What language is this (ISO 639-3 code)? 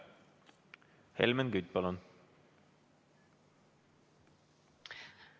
est